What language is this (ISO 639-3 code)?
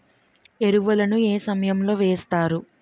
tel